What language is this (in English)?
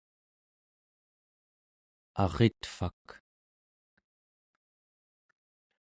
Central Yupik